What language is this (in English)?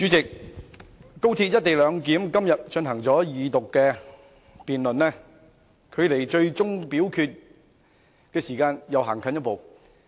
Cantonese